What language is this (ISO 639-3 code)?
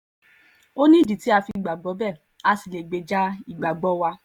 yor